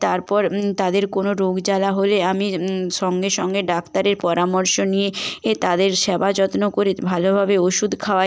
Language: Bangla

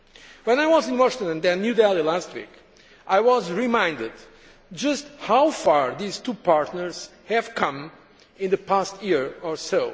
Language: English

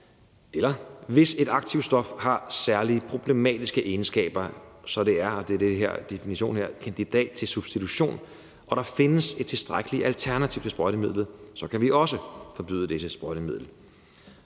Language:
Danish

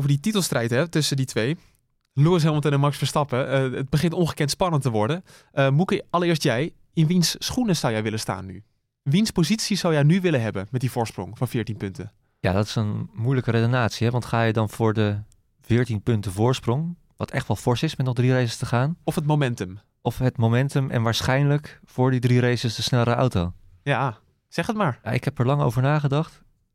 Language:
Dutch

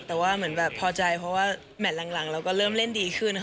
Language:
Thai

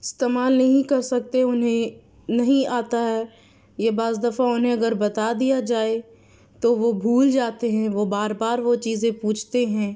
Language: Urdu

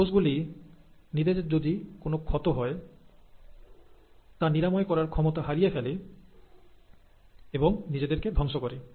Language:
Bangla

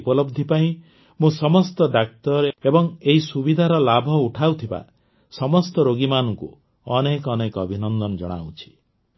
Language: Odia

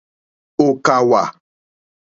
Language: Mokpwe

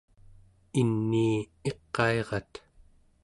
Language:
Central Yupik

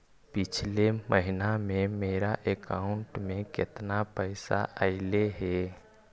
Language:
Magahi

